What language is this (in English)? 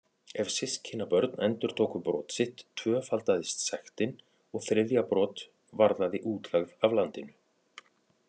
Icelandic